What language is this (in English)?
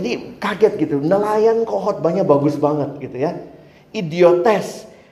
Indonesian